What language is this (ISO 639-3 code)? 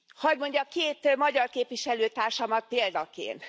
hun